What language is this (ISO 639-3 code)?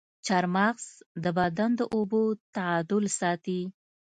pus